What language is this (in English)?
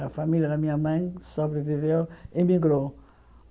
Portuguese